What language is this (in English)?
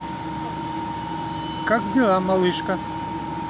Russian